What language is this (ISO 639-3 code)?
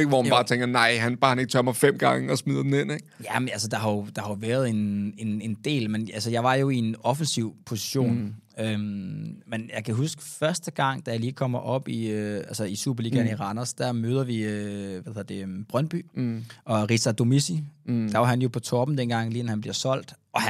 dan